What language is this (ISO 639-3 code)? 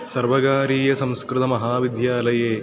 san